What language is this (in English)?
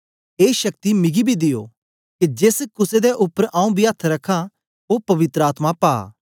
Dogri